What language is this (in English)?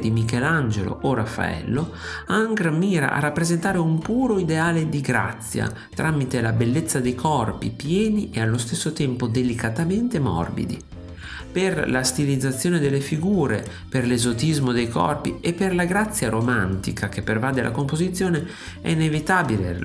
Italian